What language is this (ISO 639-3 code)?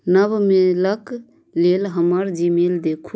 mai